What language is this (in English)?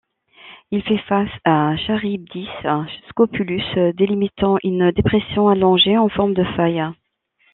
French